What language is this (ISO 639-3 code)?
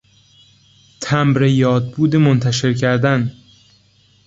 fas